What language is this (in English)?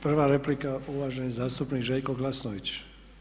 Croatian